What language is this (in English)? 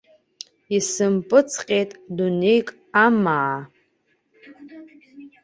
Abkhazian